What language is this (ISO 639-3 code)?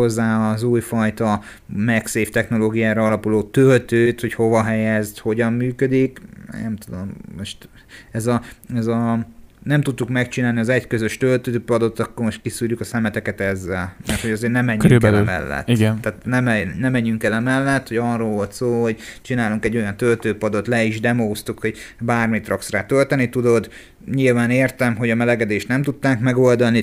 hun